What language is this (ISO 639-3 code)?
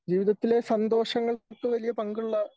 mal